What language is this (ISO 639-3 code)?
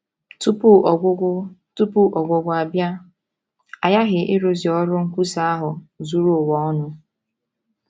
ibo